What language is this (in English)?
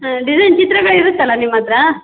Kannada